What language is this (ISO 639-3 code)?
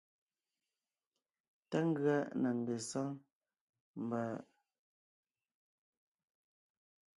nnh